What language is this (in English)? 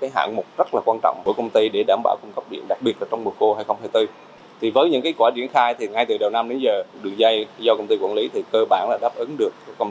Vietnamese